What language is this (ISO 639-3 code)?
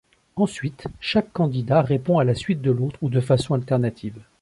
fra